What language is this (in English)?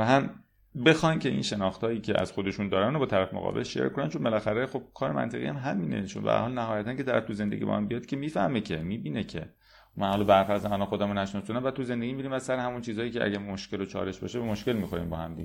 Persian